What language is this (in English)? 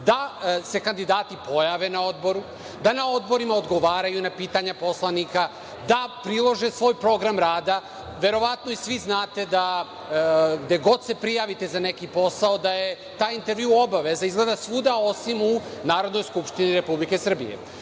Serbian